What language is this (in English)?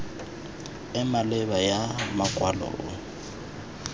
Tswana